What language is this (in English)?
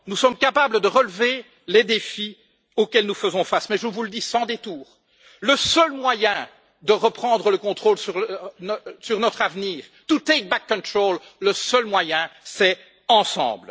French